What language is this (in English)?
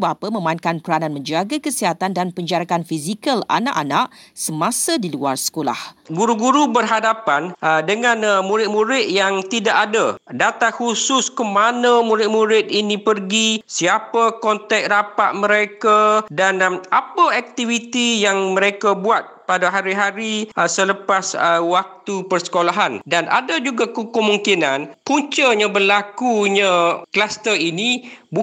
Malay